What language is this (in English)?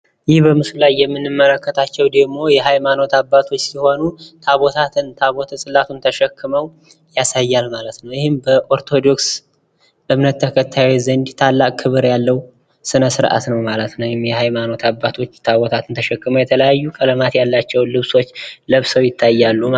Amharic